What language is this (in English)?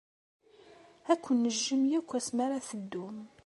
Kabyle